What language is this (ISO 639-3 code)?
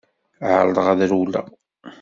kab